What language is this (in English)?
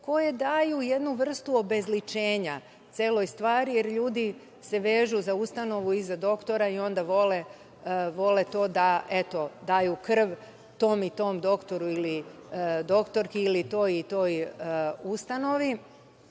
Serbian